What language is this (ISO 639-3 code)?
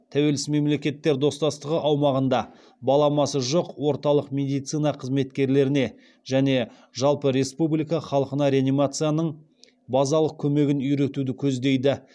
kaz